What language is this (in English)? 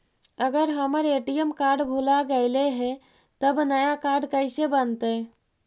Magahi